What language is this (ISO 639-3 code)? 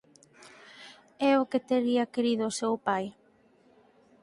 glg